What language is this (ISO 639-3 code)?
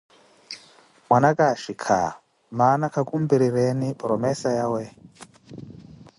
eko